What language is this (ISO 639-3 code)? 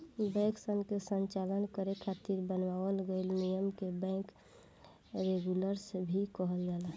bho